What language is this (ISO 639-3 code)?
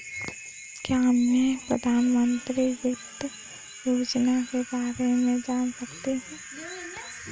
hin